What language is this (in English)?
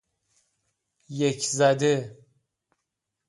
Persian